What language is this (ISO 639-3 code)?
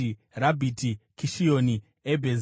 sna